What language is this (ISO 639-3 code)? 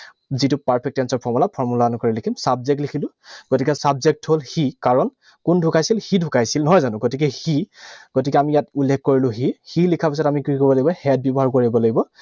asm